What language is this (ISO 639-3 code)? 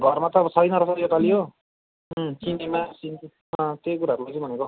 nep